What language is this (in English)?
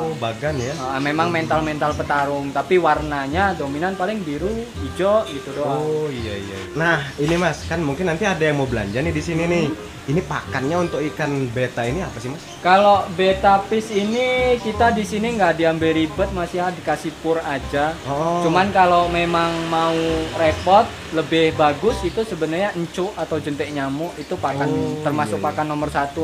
Indonesian